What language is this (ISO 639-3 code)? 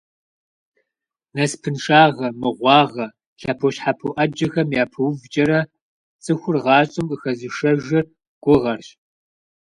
kbd